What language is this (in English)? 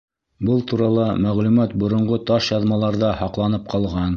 Bashkir